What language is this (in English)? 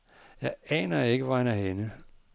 Danish